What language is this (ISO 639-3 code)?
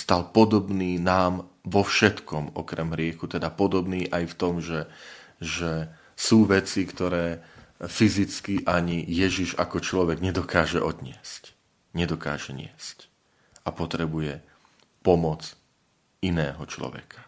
slk